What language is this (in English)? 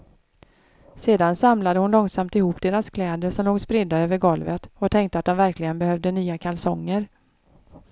Swedish